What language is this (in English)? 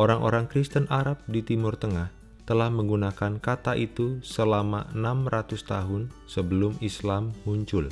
Indonesian